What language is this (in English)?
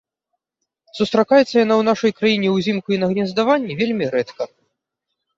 Belarusian